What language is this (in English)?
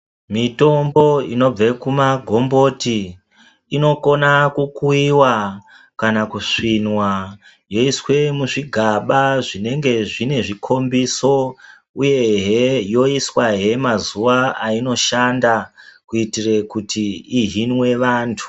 Ndau